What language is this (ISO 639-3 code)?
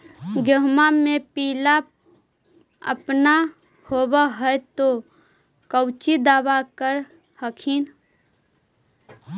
mag